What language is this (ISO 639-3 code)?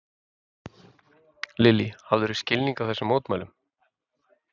isl